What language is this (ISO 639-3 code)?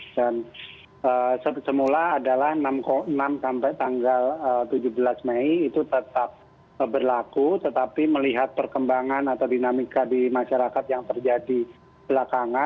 ind